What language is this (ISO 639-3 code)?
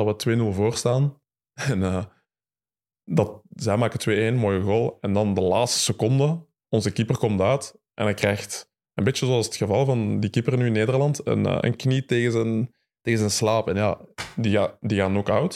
nld